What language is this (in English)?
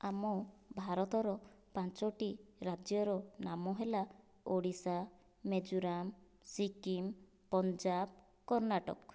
Odia